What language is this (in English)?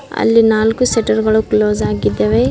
Kannada